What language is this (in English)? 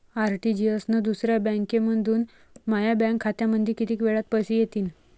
Marathi